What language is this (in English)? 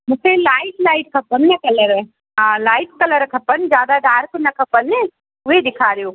Sindhi